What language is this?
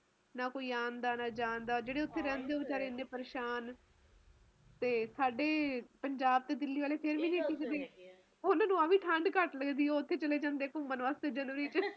Punjabi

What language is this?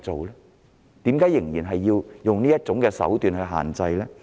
Cantonese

